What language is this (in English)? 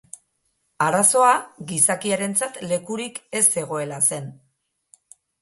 Basque